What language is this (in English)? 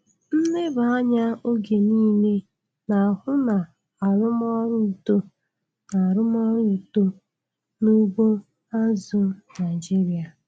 Igbo